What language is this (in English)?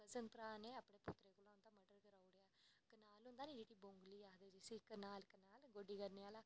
Dogri